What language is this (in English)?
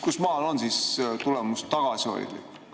Estonian